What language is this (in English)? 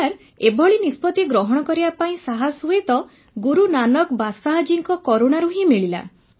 Odia